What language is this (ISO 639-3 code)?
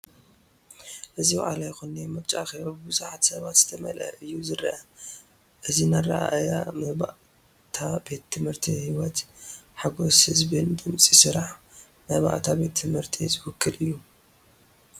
tir